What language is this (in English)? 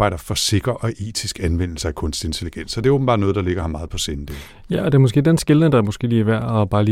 Danish